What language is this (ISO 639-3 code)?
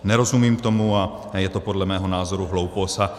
ces